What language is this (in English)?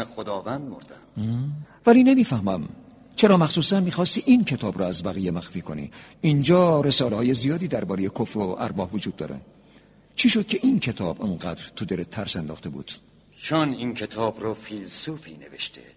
Persian